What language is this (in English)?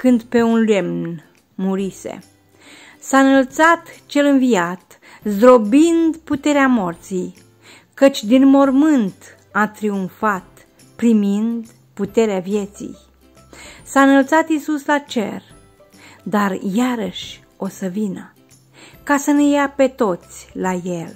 Romanian